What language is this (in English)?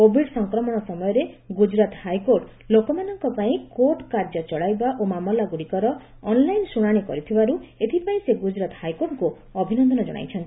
Odia